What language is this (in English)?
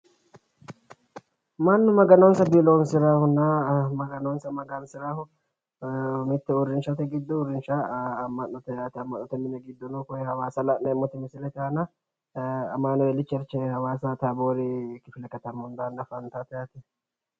Sidamo